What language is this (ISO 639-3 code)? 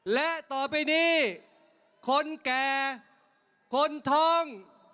tha